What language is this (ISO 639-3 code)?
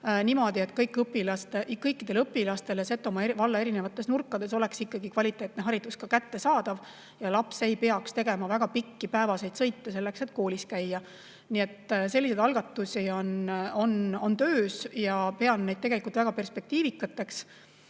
est